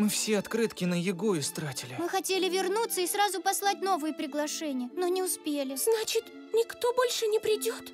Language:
Russian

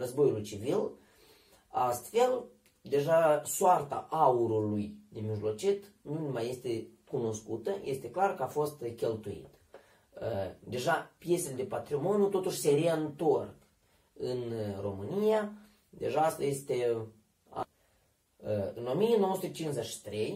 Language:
Romanian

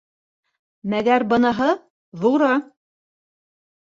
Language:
Bashkir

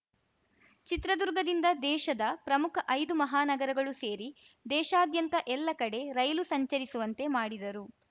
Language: Kannada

